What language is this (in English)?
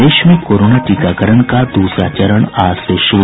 Hindi